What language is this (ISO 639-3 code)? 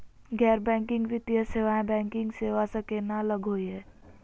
mag